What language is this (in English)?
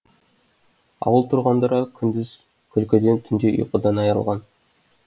Kazakh